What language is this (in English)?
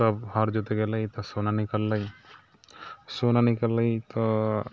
Maithili